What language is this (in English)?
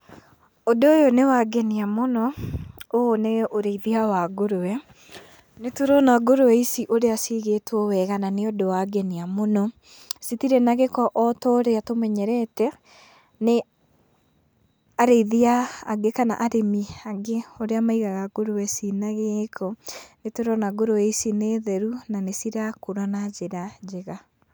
Kikuyu